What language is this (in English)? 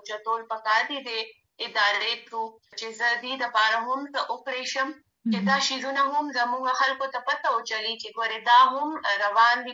Urdu